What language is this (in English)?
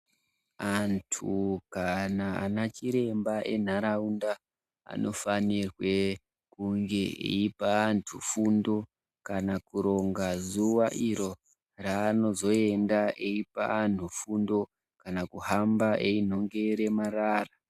Ndau